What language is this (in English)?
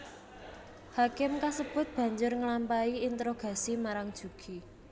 Javanese